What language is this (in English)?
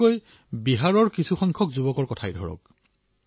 Assamese